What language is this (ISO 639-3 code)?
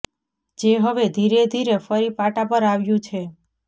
guj